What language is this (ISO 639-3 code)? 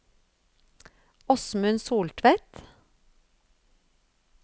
nor